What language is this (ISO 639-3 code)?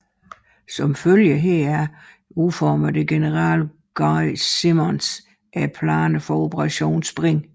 dan